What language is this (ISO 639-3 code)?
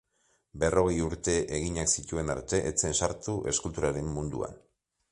eus